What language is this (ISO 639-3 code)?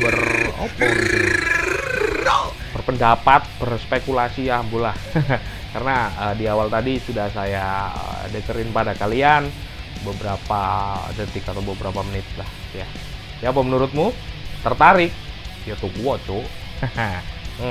ind